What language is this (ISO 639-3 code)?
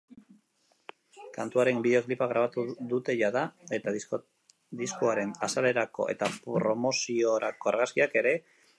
eus